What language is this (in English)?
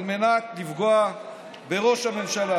Hebrew